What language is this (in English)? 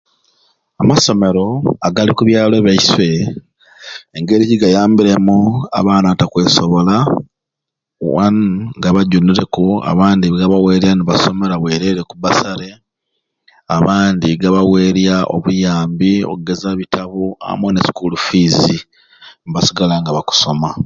Ruuli